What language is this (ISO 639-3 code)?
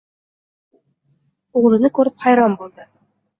uzb